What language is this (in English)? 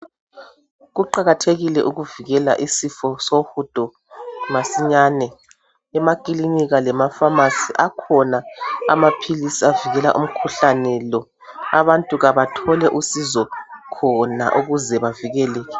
North Ndebele